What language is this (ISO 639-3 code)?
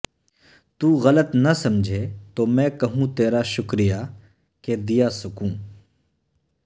urd